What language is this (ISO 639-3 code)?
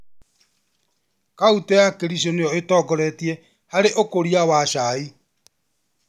kik